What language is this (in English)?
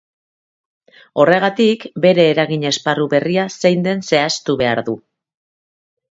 Basque